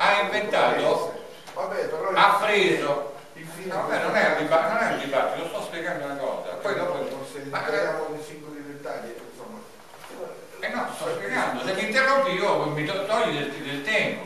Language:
Italian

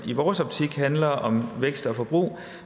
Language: Danish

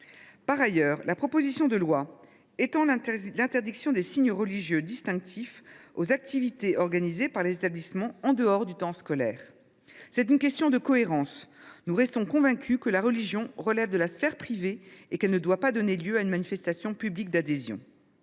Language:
French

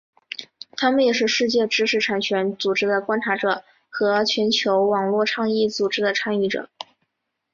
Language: Chinese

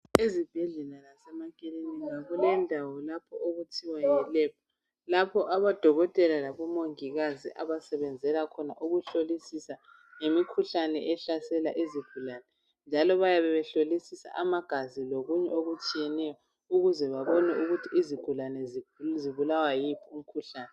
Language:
North Ndebele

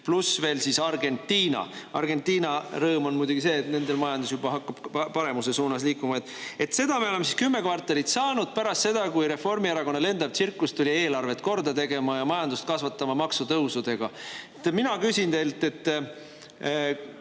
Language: Estonian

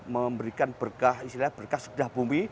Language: Indonesian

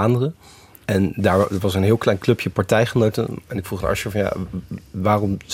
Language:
Dutch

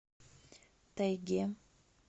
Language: Russian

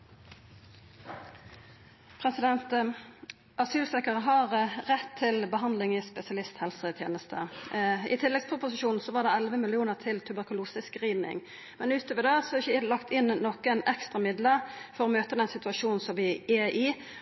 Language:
Norwegian Nynorsk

